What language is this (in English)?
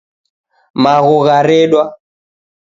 Taita